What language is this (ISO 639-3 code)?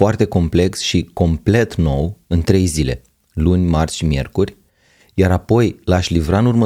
ron